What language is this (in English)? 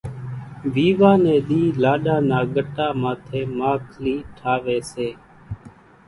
Kachi Koli